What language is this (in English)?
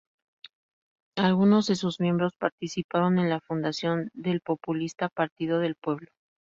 Spanish